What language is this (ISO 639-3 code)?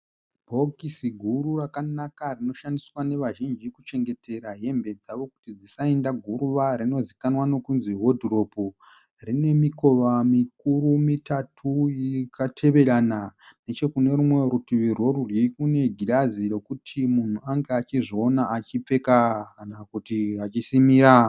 sna